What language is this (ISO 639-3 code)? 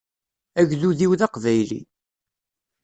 kab